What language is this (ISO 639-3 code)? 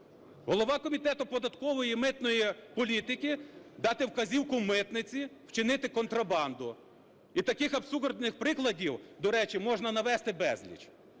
ukr